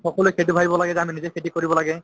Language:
Assamese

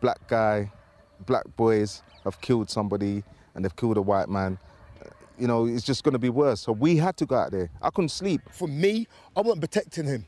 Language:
Italian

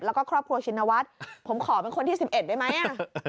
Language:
Thai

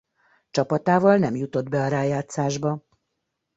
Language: Hungarian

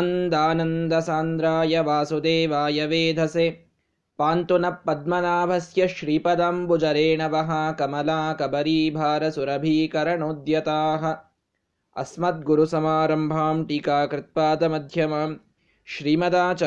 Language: Kannada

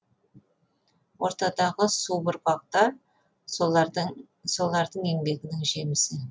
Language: Kazakh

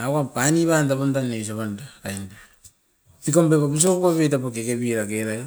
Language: Askopan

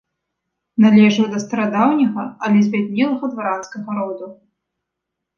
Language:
Belarusian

